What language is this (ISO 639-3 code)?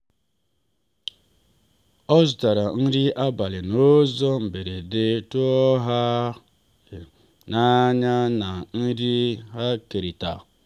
ibo